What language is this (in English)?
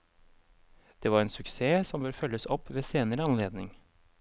Norwegian